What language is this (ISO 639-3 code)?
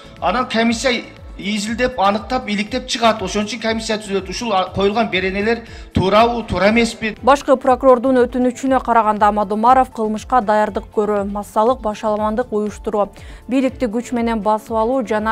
tur